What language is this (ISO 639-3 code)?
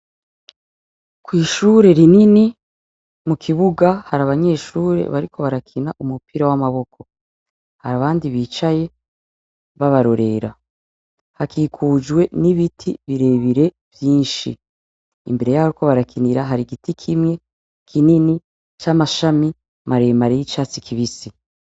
run